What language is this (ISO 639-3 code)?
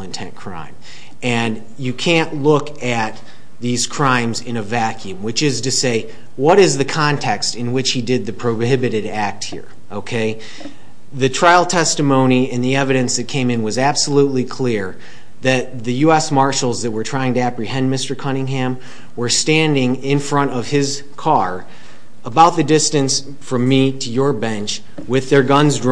eng